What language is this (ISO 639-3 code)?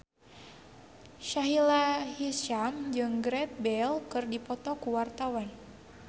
sun